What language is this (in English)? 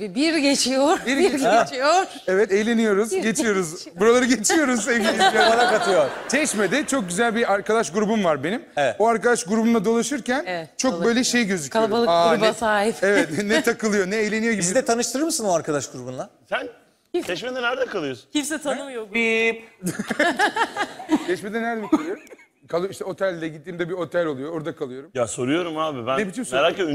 Turkish